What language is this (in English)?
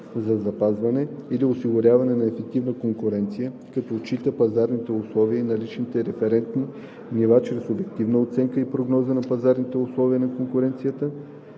Bulgarian